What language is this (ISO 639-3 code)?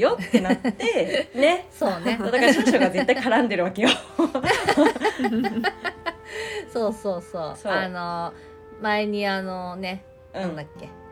jpn